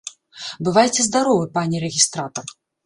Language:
Belarusian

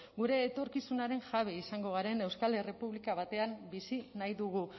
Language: Basque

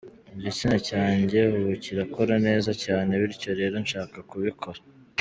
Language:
Kinyarwanda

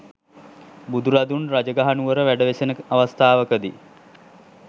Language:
Sinhala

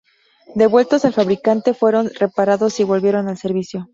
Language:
Spanish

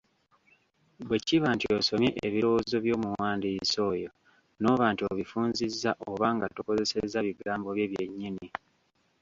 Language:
Ganda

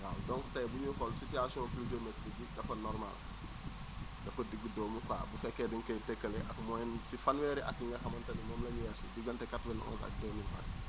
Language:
Wolof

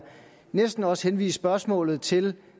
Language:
Danish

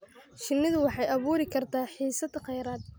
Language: Somali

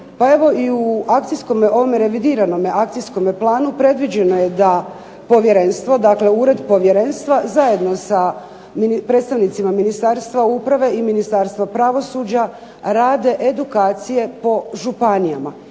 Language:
Croatian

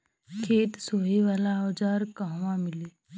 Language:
Bhojpuri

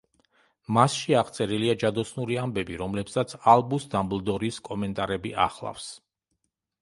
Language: Georgian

